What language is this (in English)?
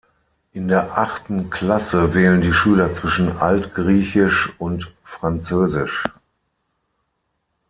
German